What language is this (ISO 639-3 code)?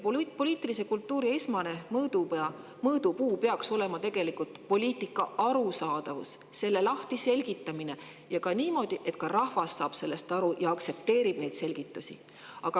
est